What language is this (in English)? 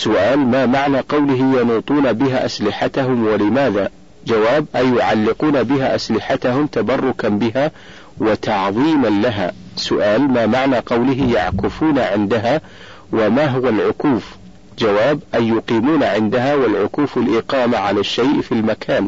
Arabic